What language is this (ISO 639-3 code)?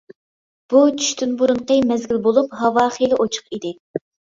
uig